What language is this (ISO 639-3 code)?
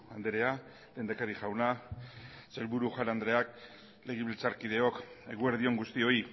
eus